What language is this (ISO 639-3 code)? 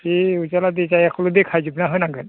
brx